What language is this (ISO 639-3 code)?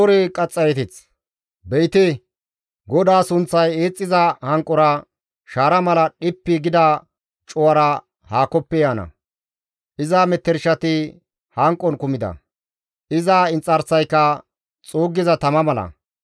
gmv